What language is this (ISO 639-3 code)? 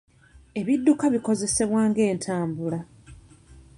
lug